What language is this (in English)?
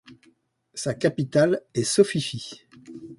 French